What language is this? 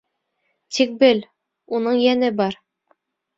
Bashkir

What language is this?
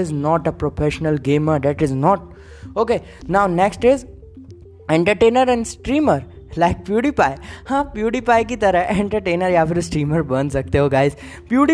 Hindi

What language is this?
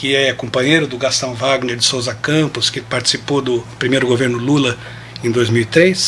Portuguese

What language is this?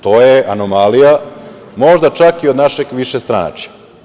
Serbian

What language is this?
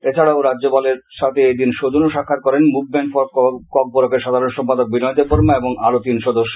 Bangla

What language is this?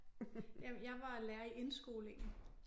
Danish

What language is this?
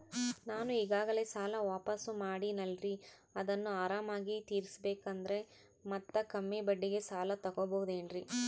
Kannada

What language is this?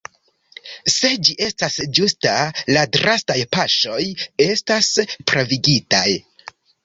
Esperanto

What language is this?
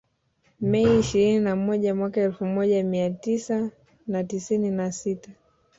Swahili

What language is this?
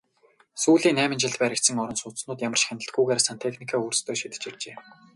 Mongolian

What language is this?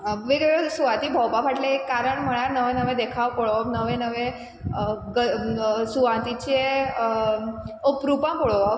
Konkani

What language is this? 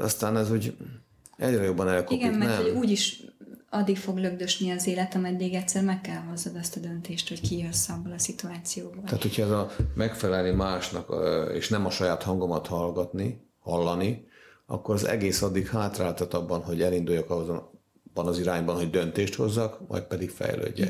Hungarian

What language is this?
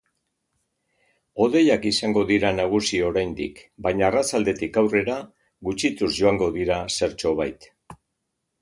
Basque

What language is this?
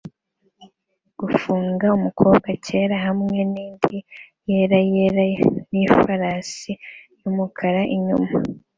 Kinyarwanda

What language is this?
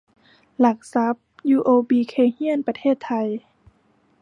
Thai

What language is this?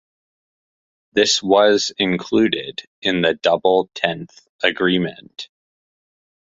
English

